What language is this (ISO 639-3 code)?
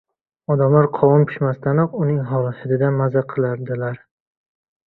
uzb